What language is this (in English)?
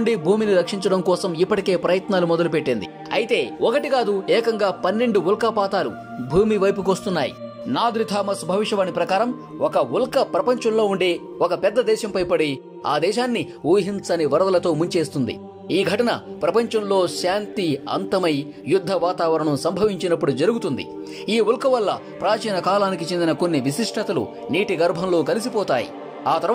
Telugu